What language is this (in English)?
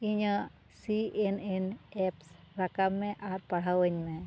Santali